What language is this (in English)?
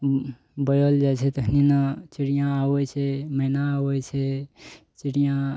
Maithili